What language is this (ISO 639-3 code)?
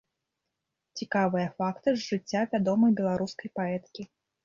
bel